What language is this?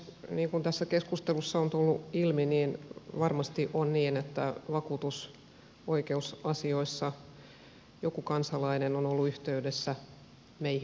Finnish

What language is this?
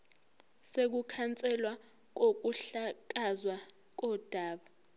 Zulu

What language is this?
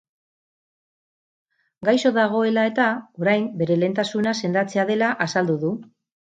Basque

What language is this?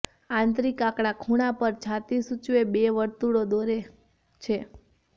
Gujarati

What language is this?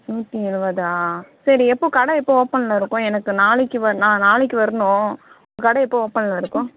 Tamil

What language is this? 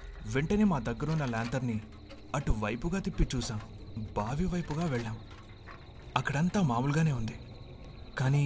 Telugu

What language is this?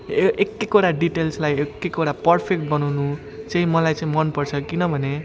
Nepali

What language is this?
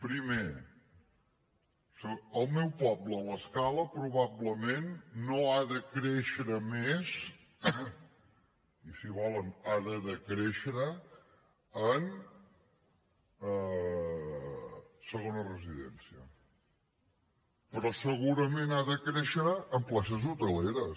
Catalan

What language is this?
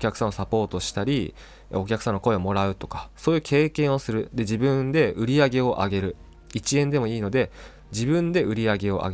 Japanese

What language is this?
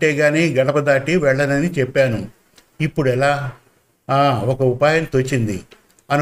Telugu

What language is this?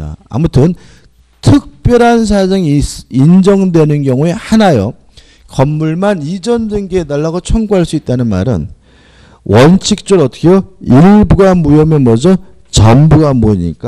Korean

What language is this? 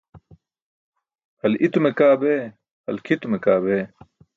Burushaski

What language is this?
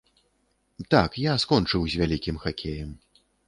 Belarusian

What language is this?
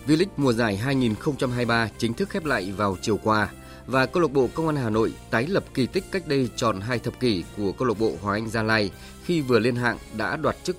Vietnamese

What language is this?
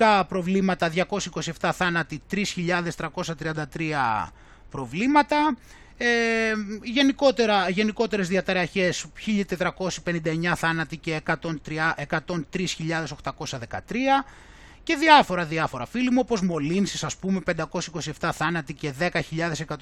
Greek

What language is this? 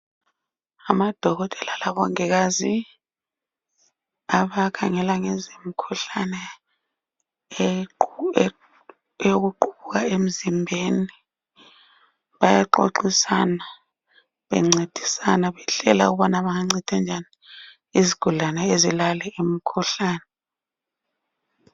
North Ndebele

